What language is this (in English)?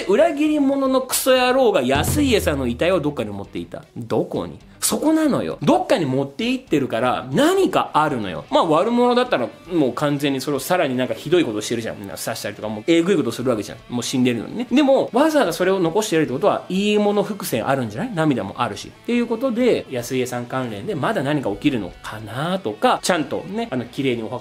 Japanese